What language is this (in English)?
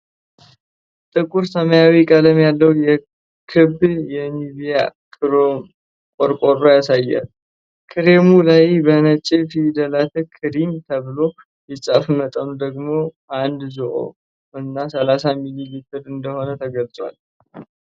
Amharic